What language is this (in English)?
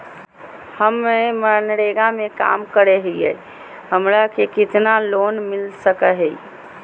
Magahi